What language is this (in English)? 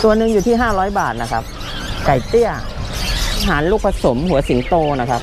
Thai